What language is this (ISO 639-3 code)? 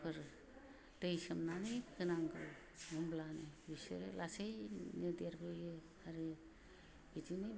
brx